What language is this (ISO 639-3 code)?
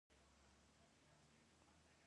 pus